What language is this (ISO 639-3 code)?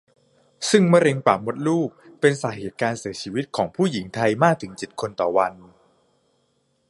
tha